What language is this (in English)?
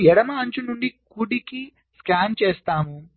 Telugu